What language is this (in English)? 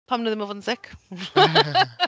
Welsh